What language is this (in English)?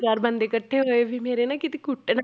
Punjabi